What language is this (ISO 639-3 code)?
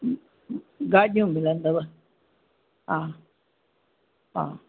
snd